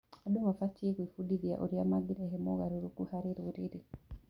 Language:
Kikuyu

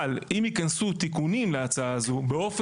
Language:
Hebrew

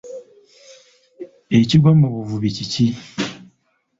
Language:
Ganda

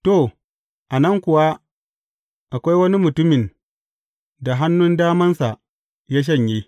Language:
Hausa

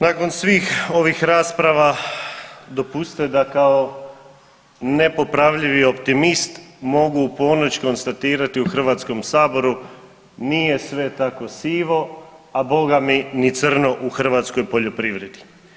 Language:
Croatian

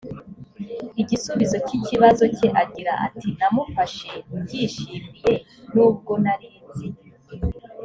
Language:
Kinyarwanda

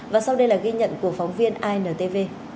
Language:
Vietnamese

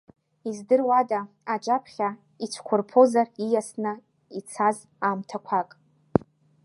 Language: Abkhazian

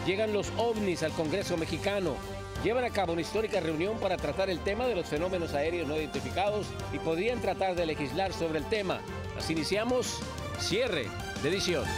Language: Spanish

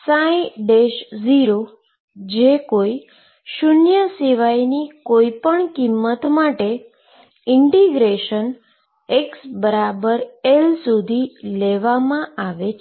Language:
Gujarati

